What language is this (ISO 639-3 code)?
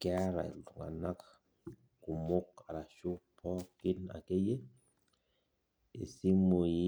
mas